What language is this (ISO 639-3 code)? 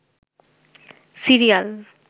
ben